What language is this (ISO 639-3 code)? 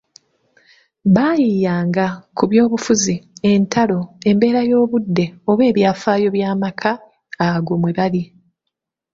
lug